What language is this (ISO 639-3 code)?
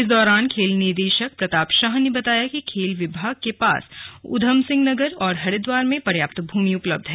hin